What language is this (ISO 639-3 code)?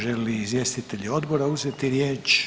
hrv